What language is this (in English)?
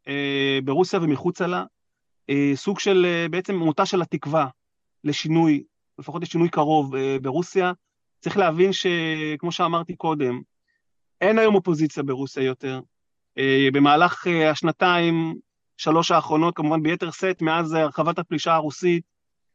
Hebrew